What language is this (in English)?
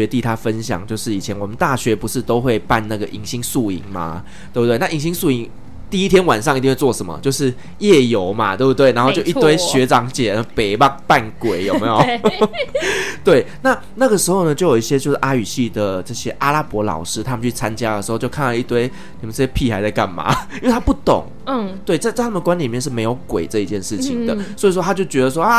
Chinese